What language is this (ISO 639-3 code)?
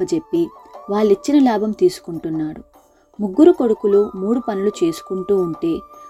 tel